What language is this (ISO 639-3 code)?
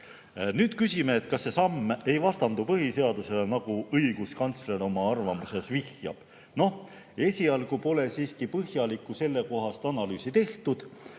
est